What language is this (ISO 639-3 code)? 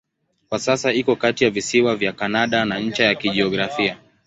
swa